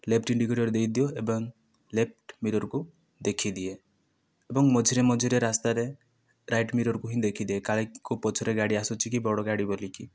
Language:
Odia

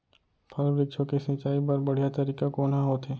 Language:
Chhattisgarhi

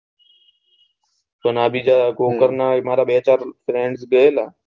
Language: Gujarati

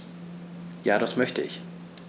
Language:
German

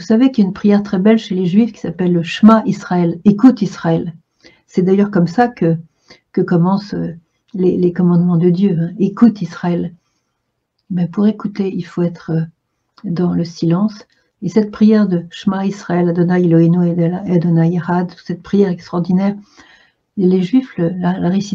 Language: French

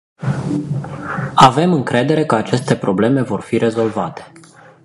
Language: Romanian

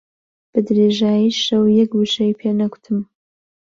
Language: Central Kurdish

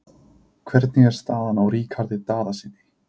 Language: Icelandic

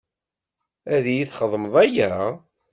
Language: Kabyle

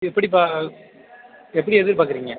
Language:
Tamil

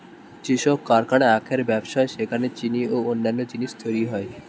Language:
Bangla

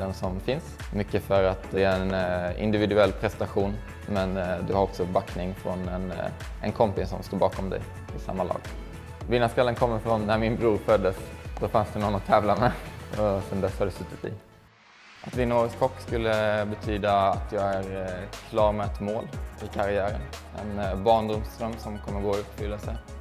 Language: Swedish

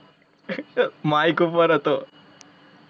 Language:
Gujarati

